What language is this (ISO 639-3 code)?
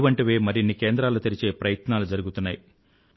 tel